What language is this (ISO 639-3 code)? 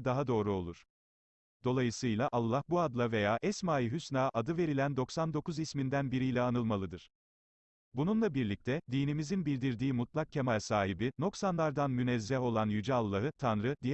tur